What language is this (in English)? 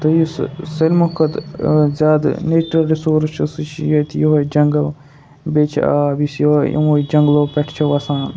Kashmiri